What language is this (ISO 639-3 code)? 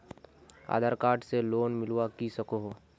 mag